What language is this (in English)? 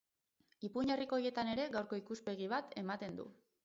Basque